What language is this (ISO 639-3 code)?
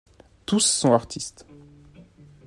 fra